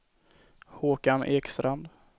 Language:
Swedish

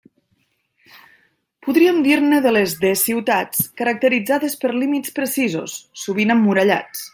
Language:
Catalan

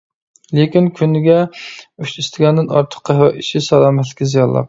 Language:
Uyghur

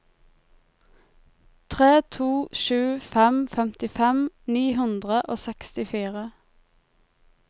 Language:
Norwegian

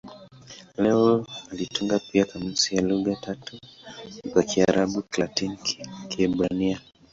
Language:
Swahili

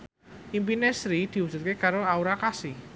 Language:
Javanese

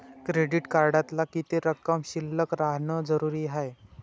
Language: Marathi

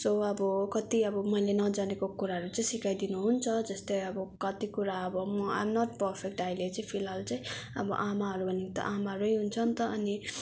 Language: Nepali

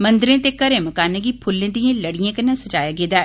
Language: Dogri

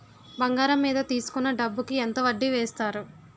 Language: Telugu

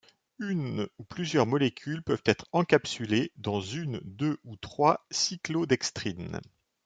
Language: French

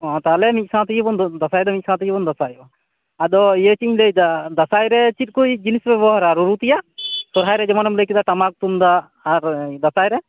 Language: Santali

